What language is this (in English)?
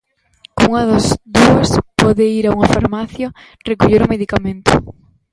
Galician